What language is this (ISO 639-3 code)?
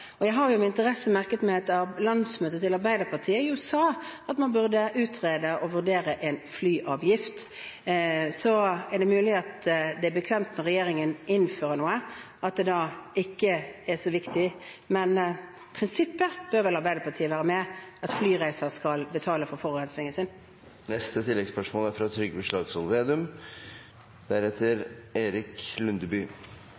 nor